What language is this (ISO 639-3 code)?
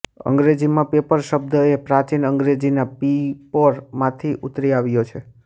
guj